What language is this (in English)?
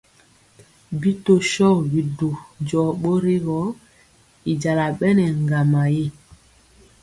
Mpiemo